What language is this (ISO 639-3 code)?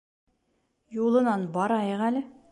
bak